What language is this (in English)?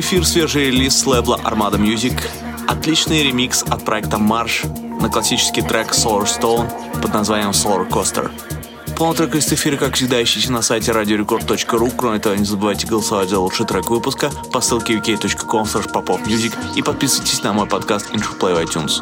Russian